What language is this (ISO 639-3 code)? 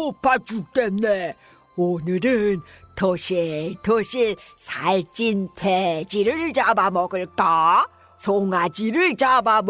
kor